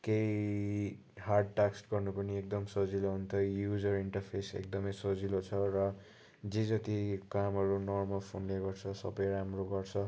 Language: Nepali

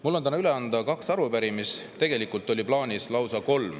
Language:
Estonian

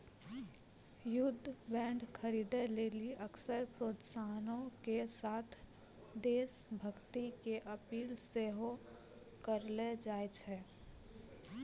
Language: Maithili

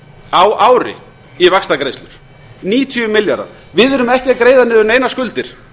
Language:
Icelandic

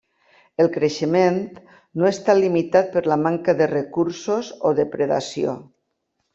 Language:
Catalan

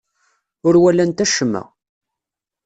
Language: Kabyle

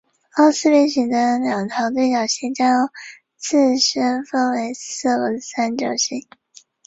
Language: Chinese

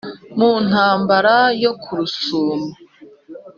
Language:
Kinyarwanda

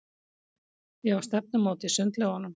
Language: Icelandic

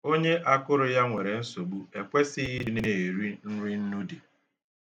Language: Igbo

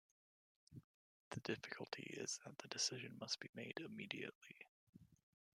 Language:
English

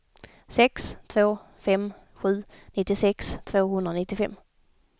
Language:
Swedish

